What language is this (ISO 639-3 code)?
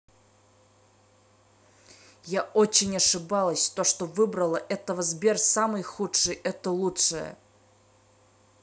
rus